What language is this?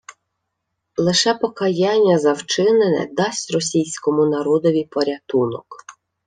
Ukrainian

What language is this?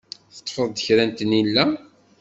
Kabyle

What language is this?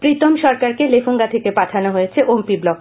Bangla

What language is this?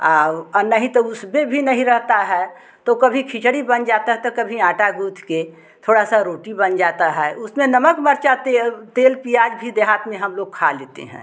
Hindi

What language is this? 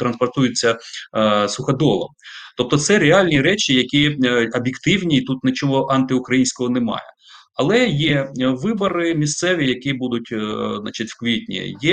Ukrainian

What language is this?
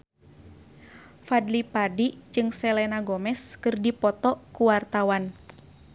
Sundanese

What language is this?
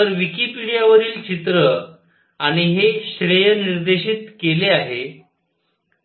Marathi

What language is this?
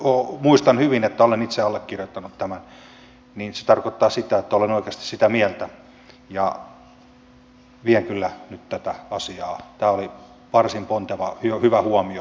Finnish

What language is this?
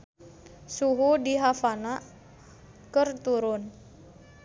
Sundanese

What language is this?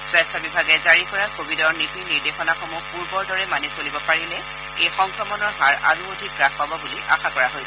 Assamese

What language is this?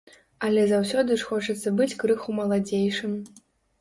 Belarusian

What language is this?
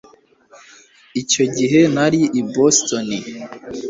Kinyarwanda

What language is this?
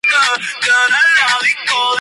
Spanish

